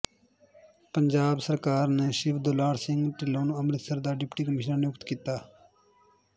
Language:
Punjabi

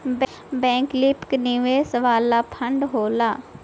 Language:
Bhojpuri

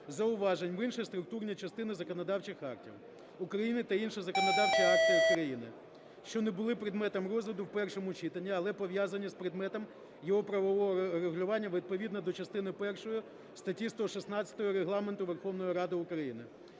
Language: Ukrainian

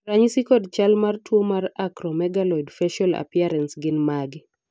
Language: Luo (Kenya and Tanzania)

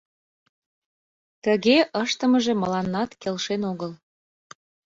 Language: Mari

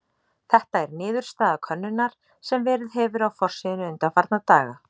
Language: Icelandic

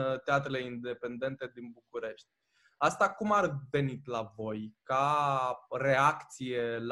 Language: Romanian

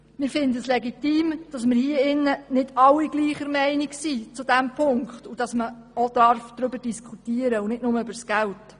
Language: Swiss German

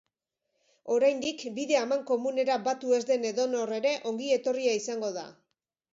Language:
Basque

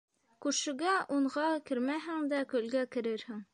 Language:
Bashkir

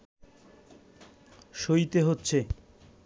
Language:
Bangla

